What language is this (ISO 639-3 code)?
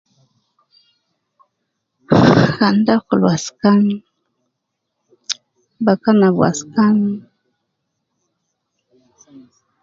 kcn